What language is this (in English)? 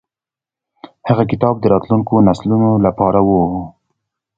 Pashto